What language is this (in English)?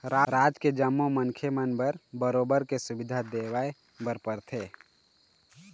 Chhattisgarhi